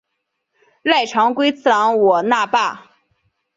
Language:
Chinese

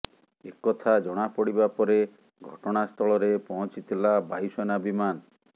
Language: Odia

